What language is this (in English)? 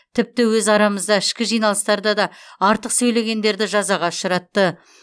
Kazakh